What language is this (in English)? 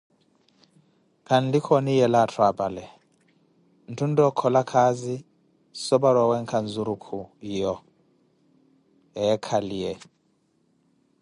Koti